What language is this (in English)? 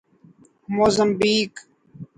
Urdu